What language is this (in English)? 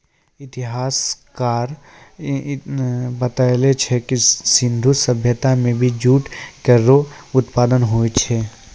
Maithili